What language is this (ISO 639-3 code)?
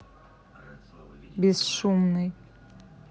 rus